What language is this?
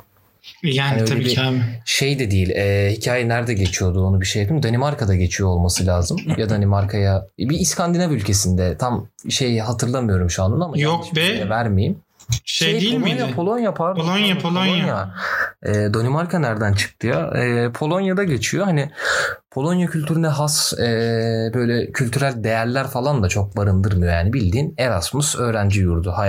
Turkish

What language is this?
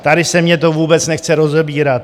Czech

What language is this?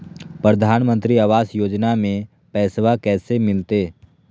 Magahi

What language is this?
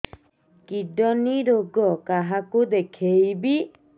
Odia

